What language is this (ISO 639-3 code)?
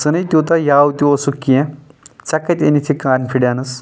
kas